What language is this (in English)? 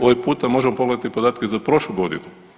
Croatian